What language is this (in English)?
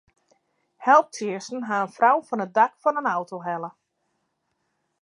Western Frisian